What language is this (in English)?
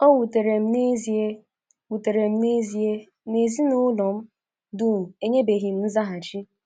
Igbo